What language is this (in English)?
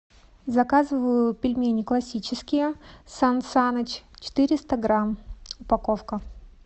Russian